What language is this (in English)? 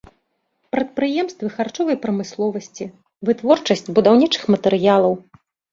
Belarusian